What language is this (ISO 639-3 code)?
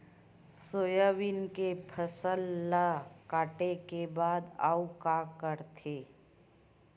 hne